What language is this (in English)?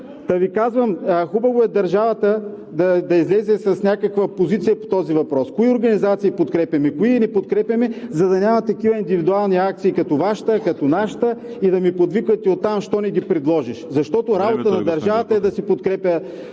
Bulgarian